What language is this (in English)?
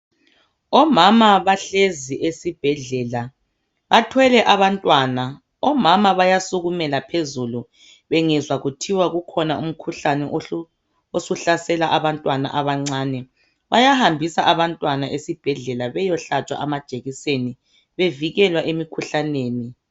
North Ndebele